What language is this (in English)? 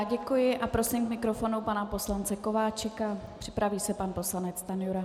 Czech